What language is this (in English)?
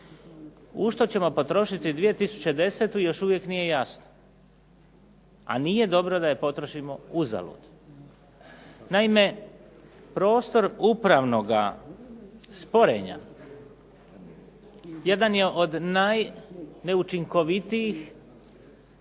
Croatian